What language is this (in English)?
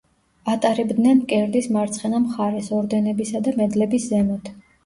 Georgian